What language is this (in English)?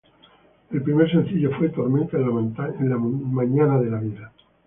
Spanish